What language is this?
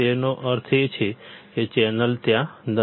Gujarati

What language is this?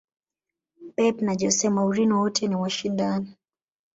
Swahili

